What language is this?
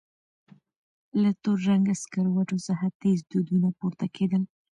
Pashto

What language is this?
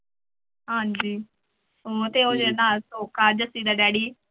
Punjabi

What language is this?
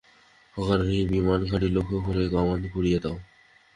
Bangla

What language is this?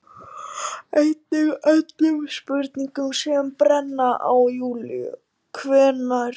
Icelandic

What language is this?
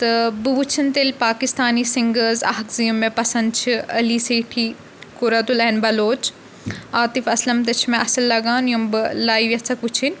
Kashmiri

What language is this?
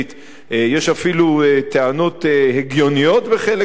Hebrew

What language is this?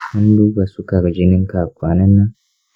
Hausa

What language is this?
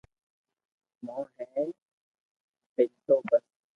Loarki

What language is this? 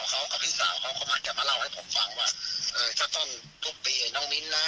Thai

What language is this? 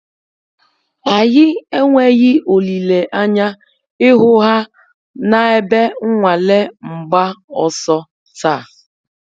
Igbo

